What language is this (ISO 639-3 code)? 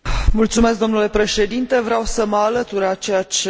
ron